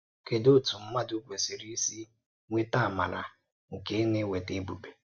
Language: Igbo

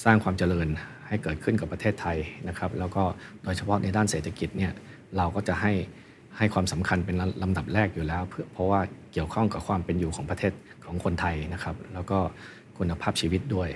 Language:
Thai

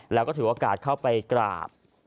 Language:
Thai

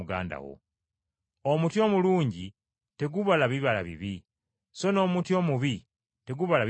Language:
Ganda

